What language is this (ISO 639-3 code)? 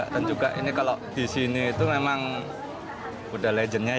ind